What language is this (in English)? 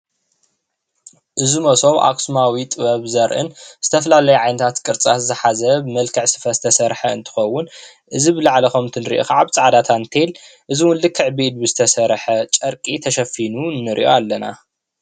Tigrinya